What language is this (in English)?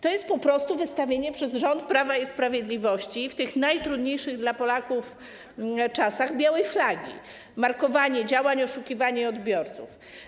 Polish